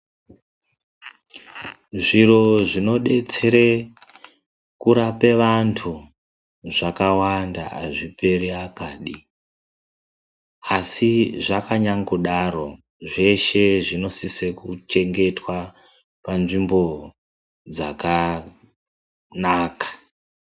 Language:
Ndau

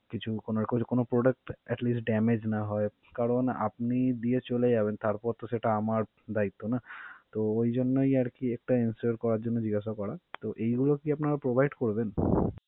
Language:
Bangla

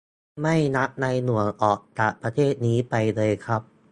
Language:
Thai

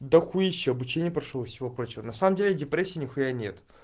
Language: Russian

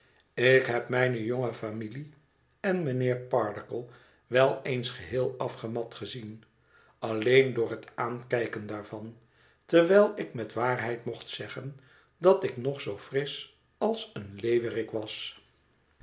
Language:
Dutch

